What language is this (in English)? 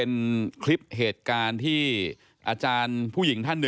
Thai